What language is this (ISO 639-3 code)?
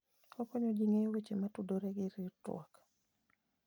luo